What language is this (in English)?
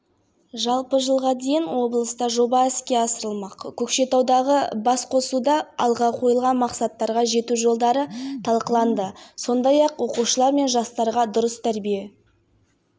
Kazakh